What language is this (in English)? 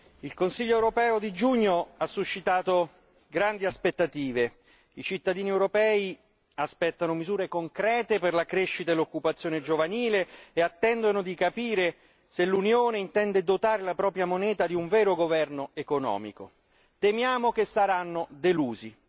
Italian